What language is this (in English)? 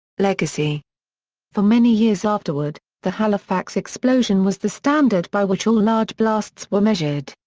English